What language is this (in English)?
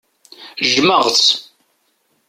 Kabyle